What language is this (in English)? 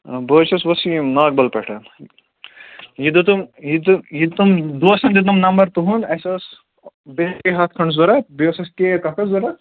Kashmiri